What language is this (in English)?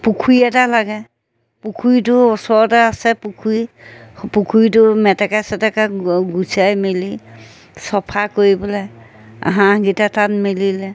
Assamese